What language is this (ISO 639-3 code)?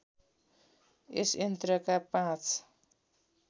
nep